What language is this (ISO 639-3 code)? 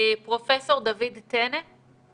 heb